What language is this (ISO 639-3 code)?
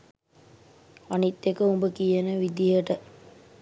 sin